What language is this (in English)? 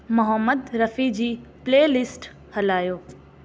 Sindhi